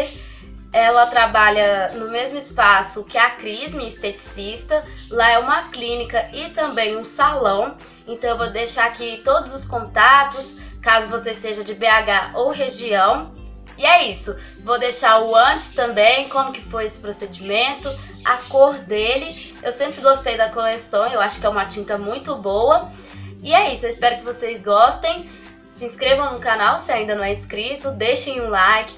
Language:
Portuguese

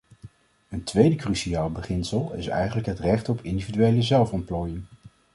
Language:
Dutch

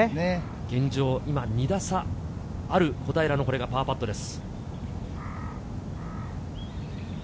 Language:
Japanese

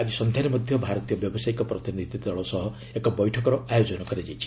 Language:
Odia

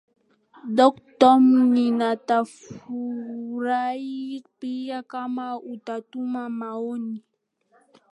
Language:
Swahili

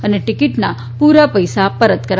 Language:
Gujarati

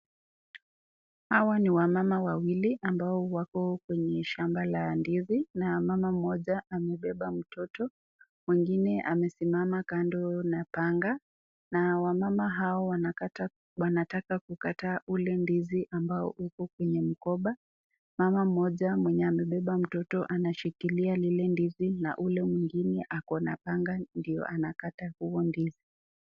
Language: Swahili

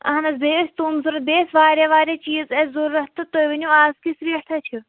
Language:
Kashmiri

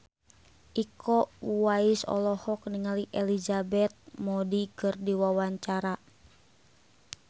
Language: Sundanese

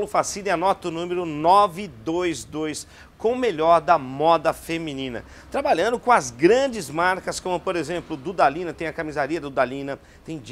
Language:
Portuguese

